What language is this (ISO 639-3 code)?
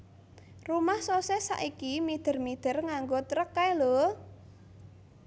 jav